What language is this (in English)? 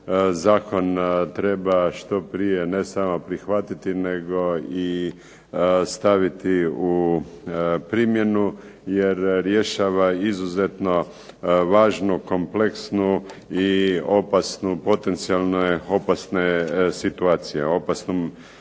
Croatian